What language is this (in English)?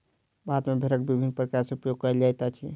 Maithili